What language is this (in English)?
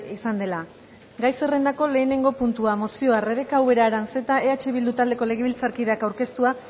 Basque